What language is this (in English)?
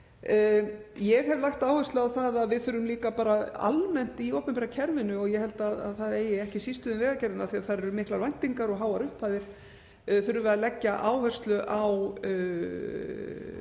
Icelandic